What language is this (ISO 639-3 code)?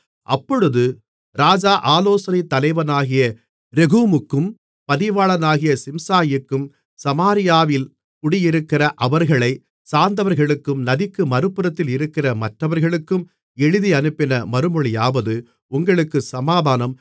tam